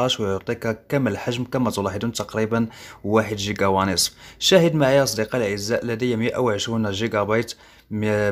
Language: Arabic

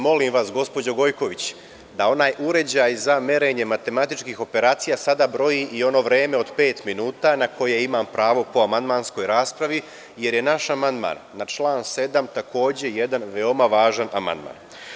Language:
Serbian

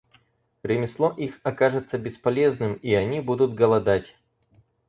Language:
Russian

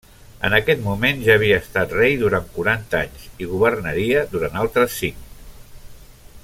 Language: Catalan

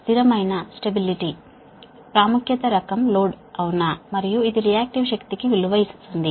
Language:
Telugu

